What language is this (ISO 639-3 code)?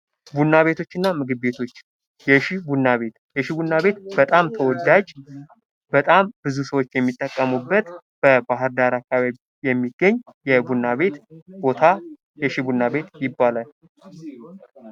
amh